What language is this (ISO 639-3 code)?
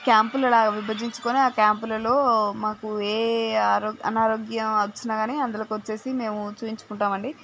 tel